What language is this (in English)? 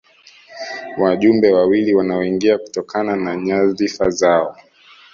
Swahili